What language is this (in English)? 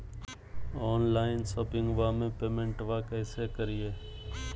Magahi